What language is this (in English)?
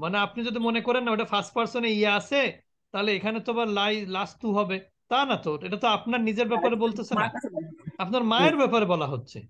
Arabic